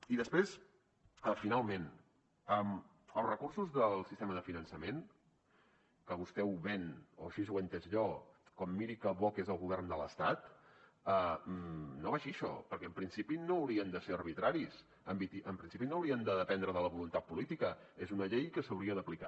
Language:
Catalan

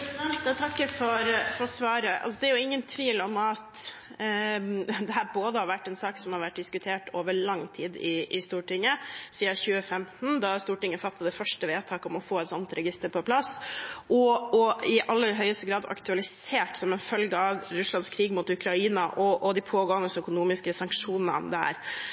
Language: Norwegian Bokmål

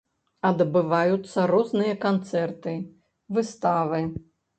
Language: Belarusian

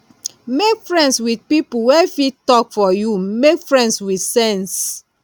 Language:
Nigerian Pidgin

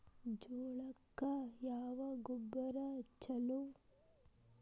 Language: Kannada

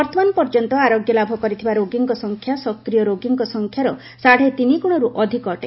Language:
Odia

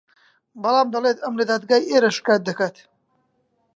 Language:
Central Kurdish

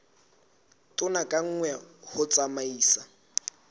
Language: Southern Sotho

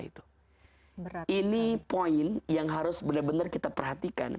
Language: Indonesian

